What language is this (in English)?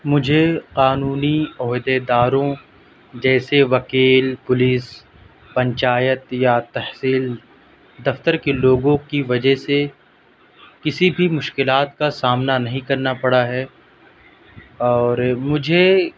Urdu